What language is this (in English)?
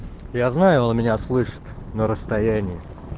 Russian